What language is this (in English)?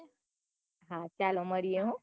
Gujarati